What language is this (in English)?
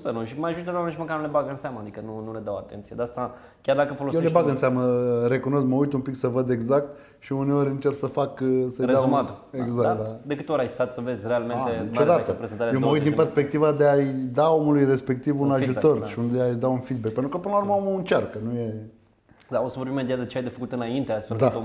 Romanian